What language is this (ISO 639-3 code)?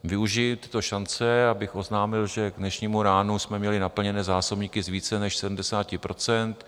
ces